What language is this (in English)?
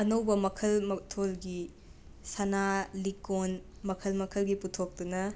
Manipuri